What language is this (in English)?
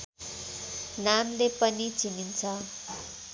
Nepali